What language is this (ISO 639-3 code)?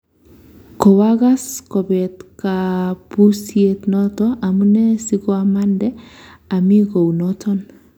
kln